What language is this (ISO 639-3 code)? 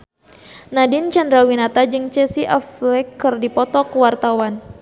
sun